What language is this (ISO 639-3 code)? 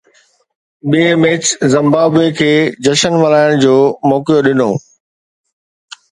snd